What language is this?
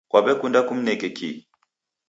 Taita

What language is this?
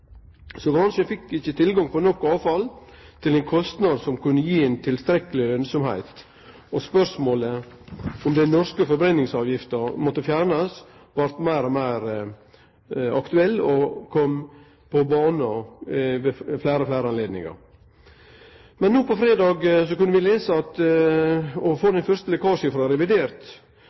Norwegian Nynorsk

